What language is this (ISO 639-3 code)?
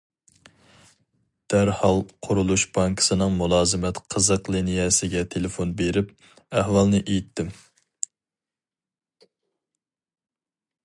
uig